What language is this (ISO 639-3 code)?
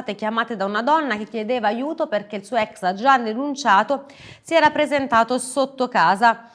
ita